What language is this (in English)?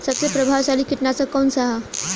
Bhojpuri